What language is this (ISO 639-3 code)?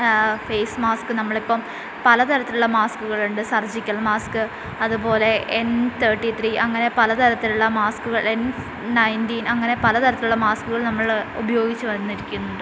mal